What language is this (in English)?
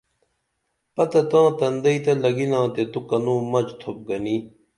Dameli